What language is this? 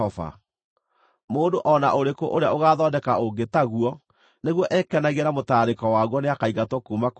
Kikuyu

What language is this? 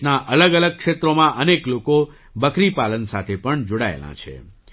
Gujarati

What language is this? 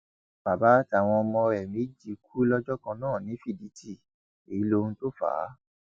Yoruba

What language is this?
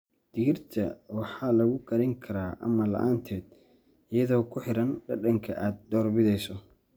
Somali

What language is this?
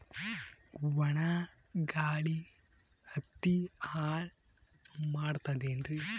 Kannada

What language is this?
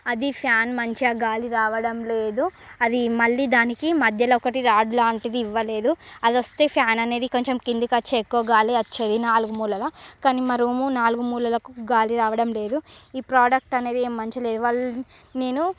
Telugu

